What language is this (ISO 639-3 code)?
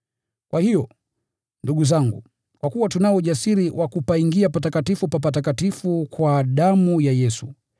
swa